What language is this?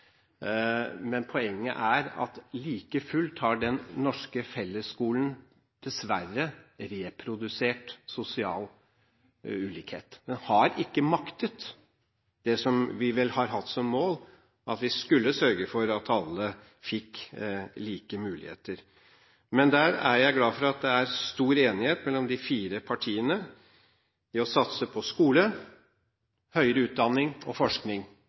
Norwegian Bokmål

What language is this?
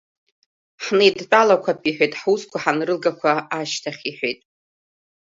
Abkhazian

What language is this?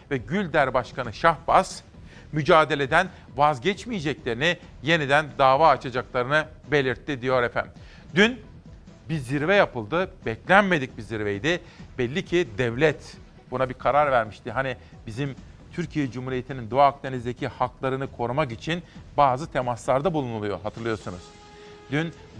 Turkish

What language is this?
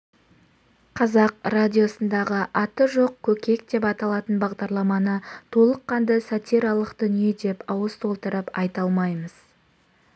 Kazakh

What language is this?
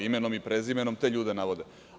Serbian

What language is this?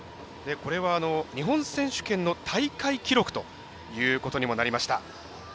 Japanese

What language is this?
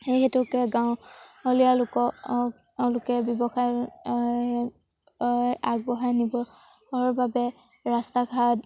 Assamese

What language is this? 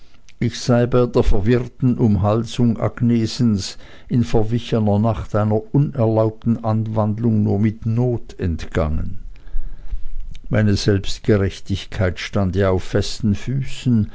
German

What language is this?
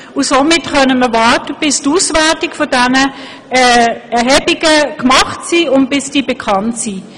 Swiss German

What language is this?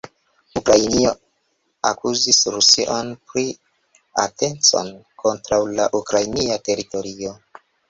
Esperanto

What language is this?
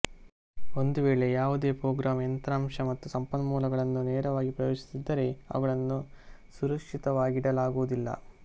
Kannada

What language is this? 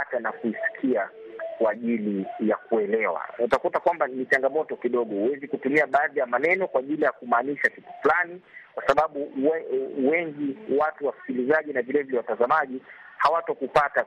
Swahili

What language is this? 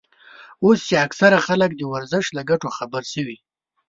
Pashto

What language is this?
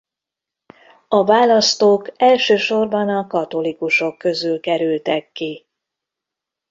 Hungarian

